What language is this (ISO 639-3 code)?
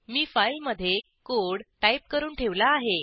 mar